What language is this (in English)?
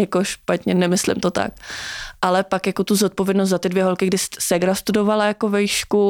Czech